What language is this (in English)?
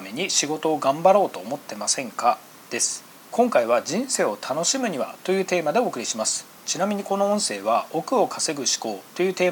Japanese